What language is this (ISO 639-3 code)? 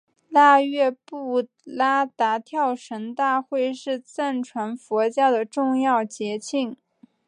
zho